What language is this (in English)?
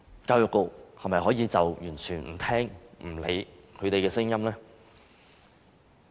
Cantonese